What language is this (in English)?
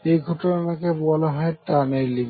Bangla